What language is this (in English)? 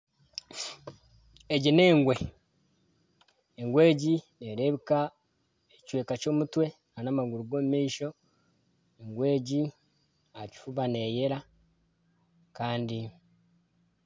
Nyankole